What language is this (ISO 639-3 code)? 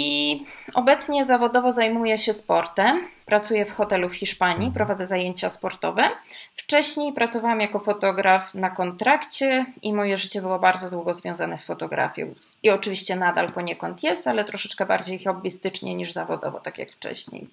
pol